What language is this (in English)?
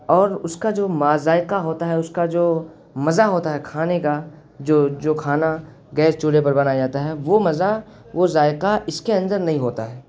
Urdu